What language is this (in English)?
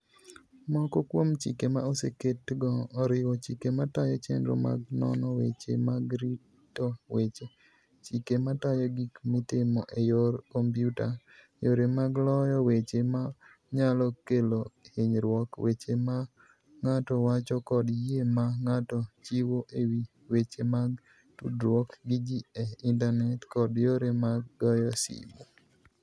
Luo (Kenya and Tanzania)